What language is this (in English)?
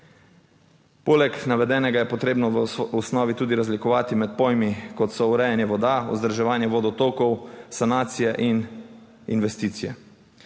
Slovenian